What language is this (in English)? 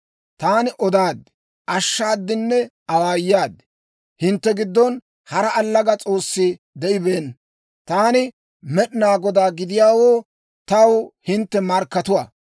Dawro